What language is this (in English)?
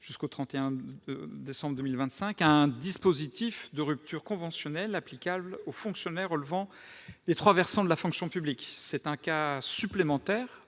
French